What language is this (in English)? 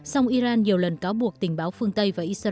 Vietnamese